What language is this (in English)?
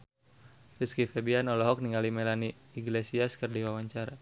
Sundanese